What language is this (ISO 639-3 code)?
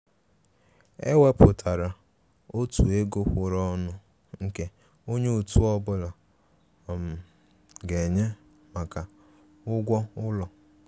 ibo